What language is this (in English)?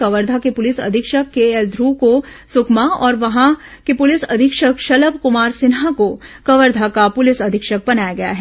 Hindi